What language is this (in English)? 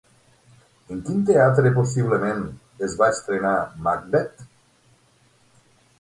Catalan